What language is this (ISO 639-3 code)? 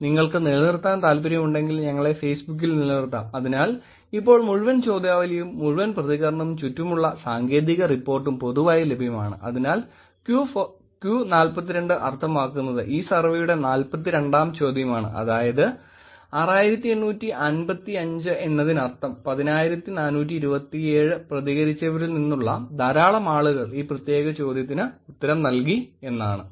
mal